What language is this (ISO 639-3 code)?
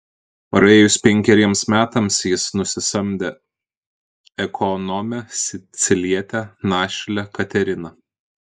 lit